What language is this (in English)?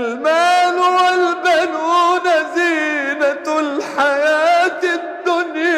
Arabic